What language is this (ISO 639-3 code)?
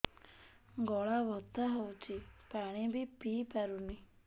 ori